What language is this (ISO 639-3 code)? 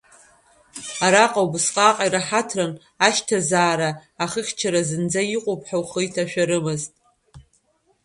abk